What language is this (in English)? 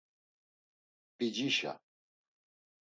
Laz